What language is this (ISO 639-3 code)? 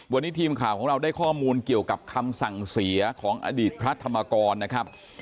tha